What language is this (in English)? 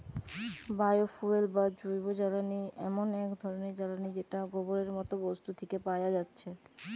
Bangla